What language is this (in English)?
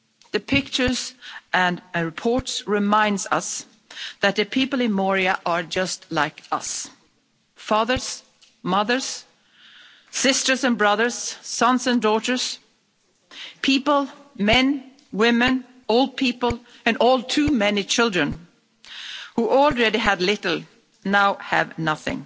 English